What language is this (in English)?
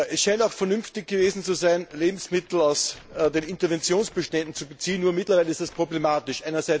German